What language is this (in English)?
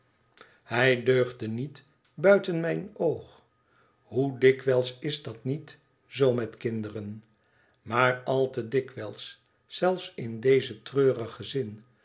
Dutch